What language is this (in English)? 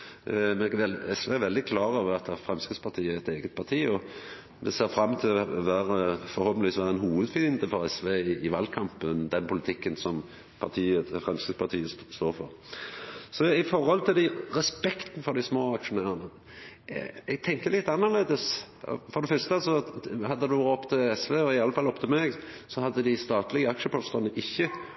Norwegian Nynorsk